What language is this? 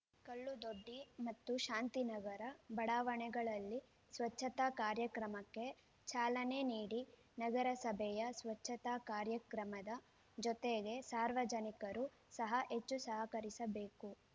Kannada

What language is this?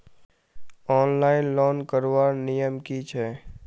Magahi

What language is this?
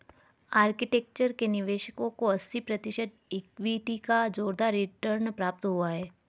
Hindi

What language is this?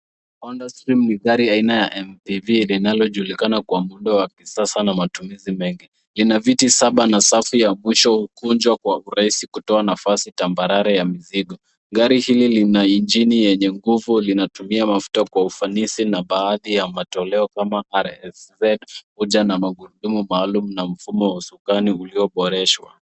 Swahili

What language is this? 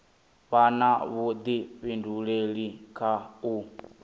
Venda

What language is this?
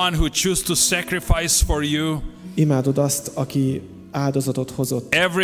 Hungarian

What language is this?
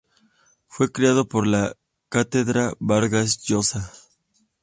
Spanish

